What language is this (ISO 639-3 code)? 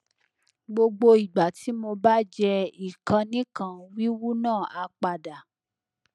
yor